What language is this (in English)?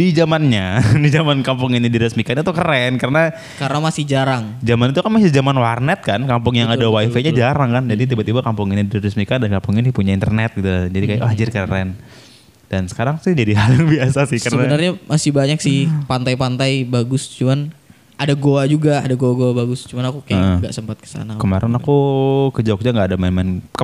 Indonesian